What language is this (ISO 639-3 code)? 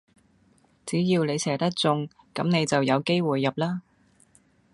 yue